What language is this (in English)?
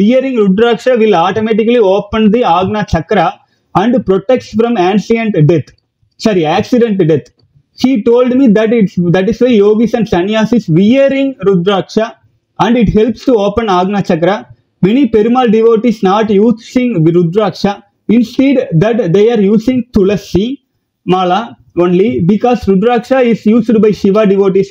Tamil